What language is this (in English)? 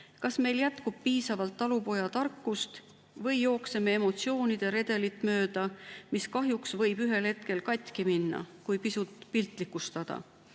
Estonian